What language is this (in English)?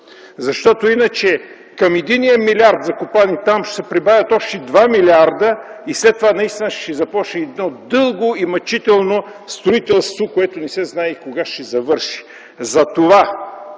Bulgarian